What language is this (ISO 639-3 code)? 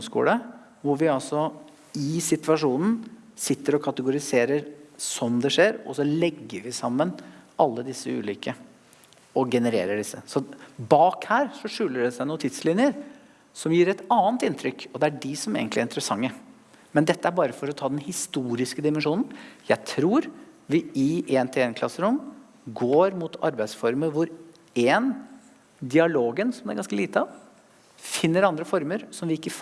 nor